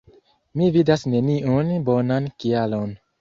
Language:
Esperanto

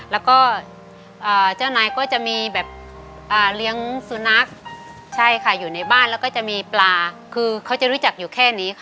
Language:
Thai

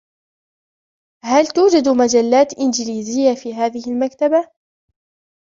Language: Arabic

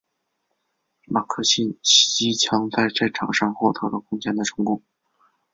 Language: Chinese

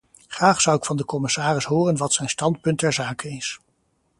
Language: Dutch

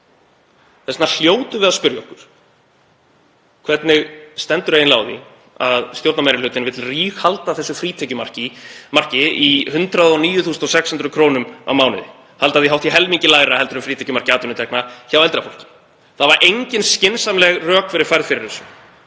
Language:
Icelandic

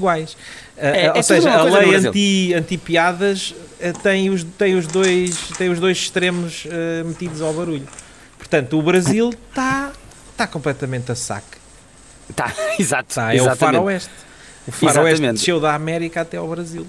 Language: Portuguese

